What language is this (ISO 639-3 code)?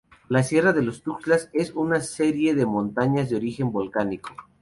spa